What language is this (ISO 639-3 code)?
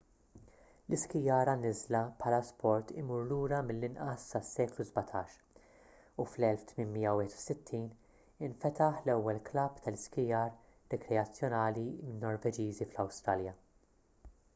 mlt